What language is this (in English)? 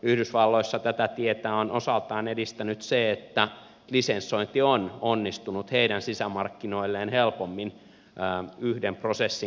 Finnish